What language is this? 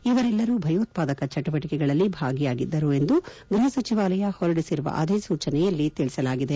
Kannada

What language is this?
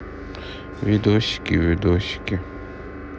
Russian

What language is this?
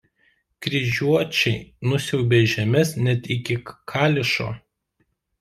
Lithuanian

